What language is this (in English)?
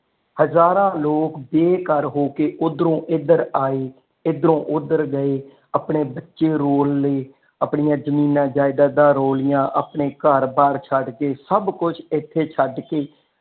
Punjabi